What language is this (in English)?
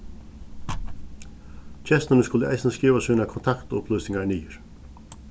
Faroese